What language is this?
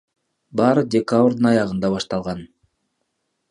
Kyrgyz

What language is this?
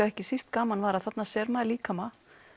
Icelandic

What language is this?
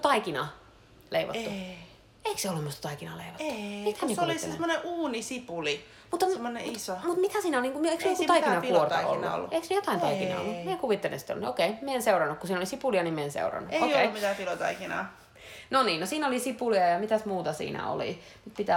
Finnish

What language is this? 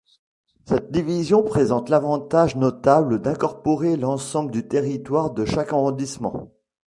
French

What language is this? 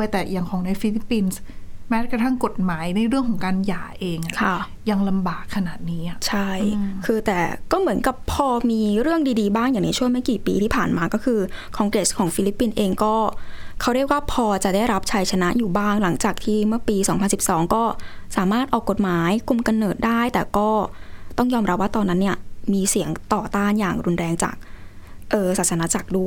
Thai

